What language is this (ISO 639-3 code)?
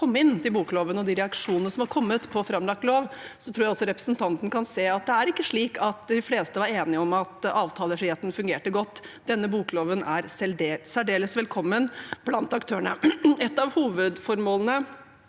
nor